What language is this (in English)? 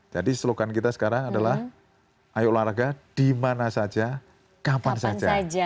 Indonesian